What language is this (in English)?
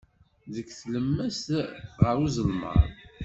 Kabyle